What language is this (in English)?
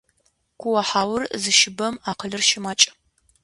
Adyghe